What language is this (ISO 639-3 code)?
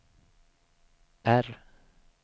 swe